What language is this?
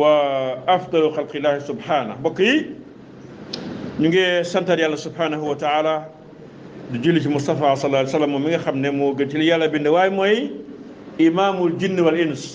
Arabic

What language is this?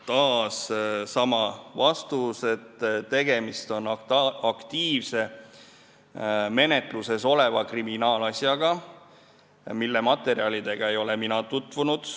Estonian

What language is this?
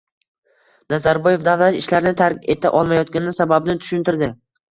Uzbek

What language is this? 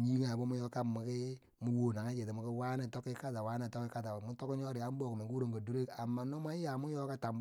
Bangwinji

